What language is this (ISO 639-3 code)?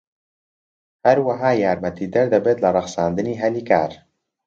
ckb